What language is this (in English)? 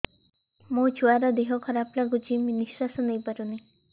Odia